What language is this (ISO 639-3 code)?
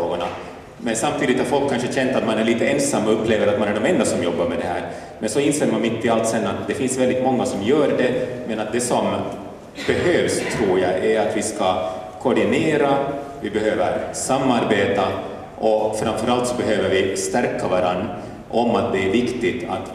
swe